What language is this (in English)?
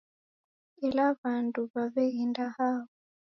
Taita